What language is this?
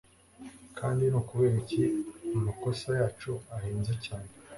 Kinyarwanda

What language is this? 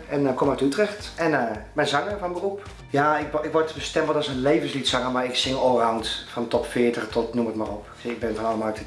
Dutch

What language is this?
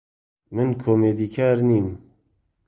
Central Kurdish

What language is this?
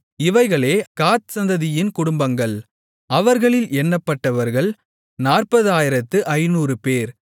Tamil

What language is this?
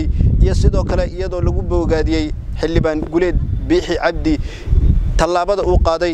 Arabic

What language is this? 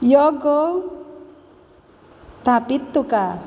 Konkani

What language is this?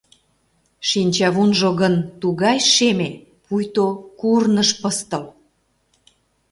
Mari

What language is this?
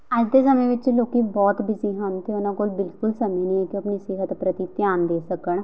Punjabi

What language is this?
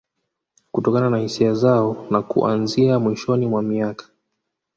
Swahili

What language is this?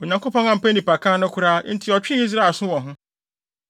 Akan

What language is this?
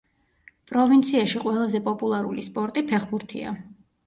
Georgian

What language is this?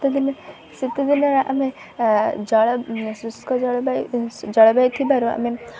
Odia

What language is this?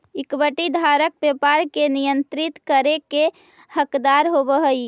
Magahi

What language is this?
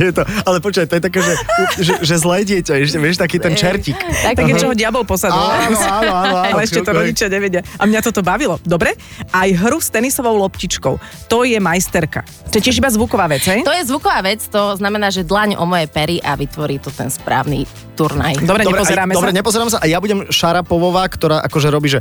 Slovak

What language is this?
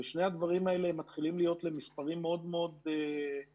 Hebrew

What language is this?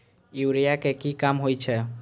Maithili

